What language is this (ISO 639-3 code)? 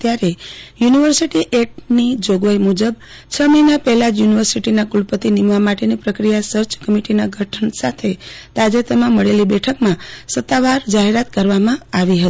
guj